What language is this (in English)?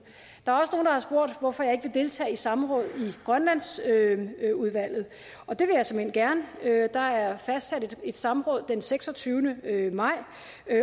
Danish